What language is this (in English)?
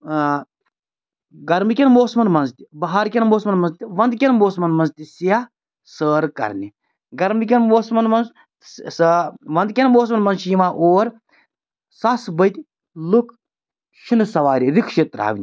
Kashmiri